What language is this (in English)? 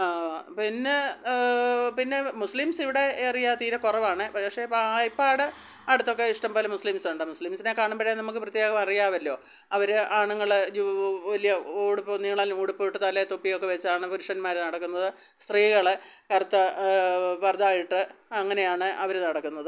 Malayalam